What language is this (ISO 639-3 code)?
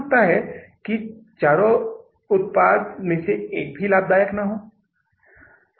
hin